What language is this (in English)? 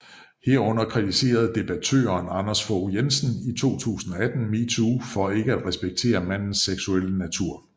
Danish